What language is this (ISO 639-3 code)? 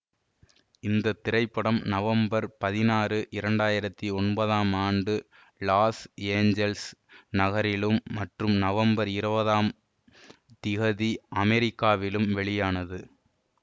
tam